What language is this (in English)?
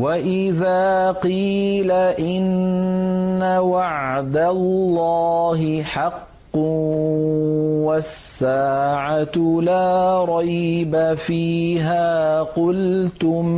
Arabic